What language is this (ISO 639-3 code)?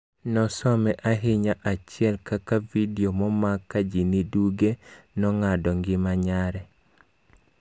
luo